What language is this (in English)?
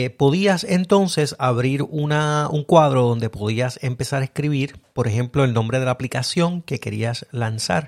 Spanish